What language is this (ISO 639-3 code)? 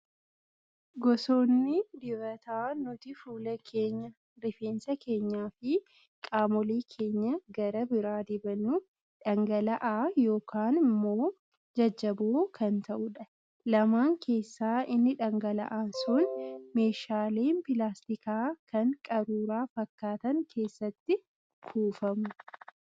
orm